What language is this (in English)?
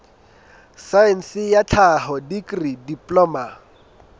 Southern Sotho